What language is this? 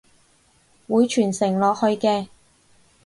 Cantonese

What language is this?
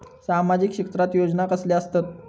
Marathi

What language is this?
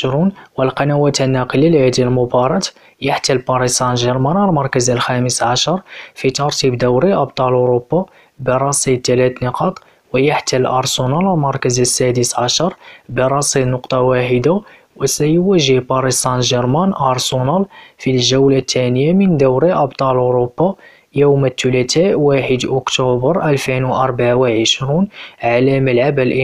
Arabic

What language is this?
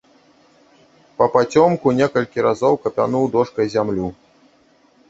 Belarusian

